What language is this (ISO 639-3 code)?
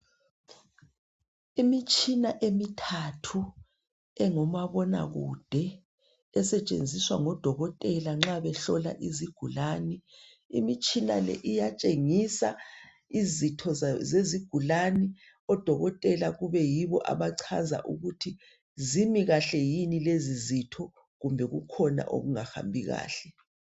nde